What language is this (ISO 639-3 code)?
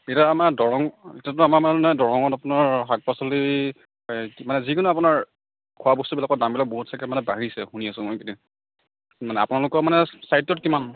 asm